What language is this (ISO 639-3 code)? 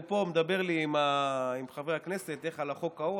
heb